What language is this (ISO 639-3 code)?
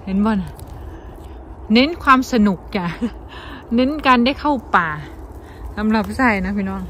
tha